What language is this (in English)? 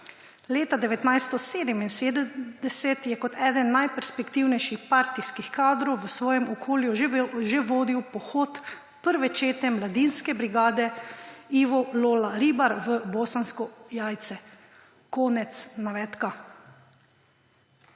Slovenian